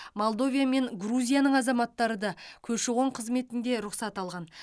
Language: Kazakh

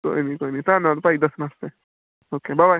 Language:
Punjabi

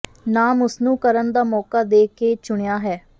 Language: Punjabi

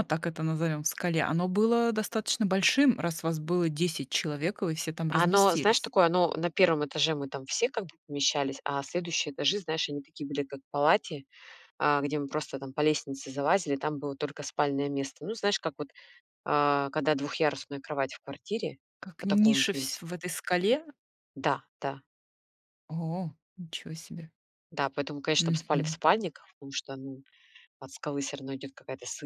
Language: Russian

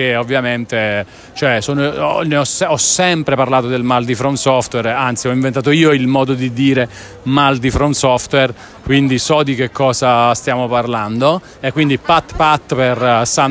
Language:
Italian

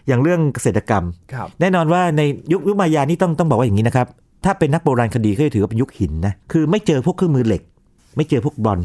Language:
Thai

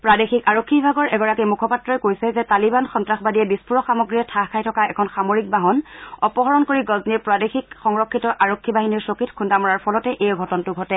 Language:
Assamese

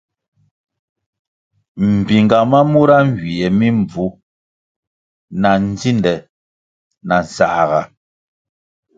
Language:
Kwasio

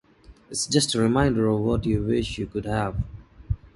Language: English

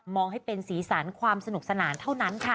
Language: Thai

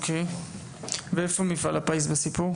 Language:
Hebrew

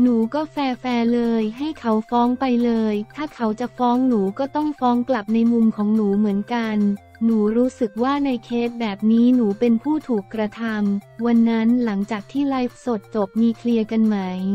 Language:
Thai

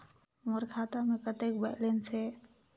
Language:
Chhattisgarhi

